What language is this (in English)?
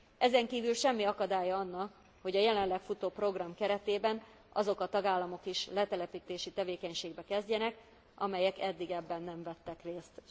Hungarian